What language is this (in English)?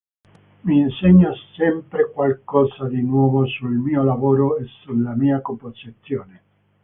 Italian